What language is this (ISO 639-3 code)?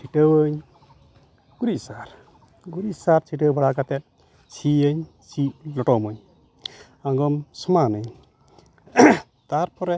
sat